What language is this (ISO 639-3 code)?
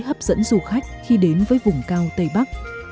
vie